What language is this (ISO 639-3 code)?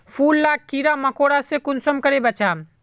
mag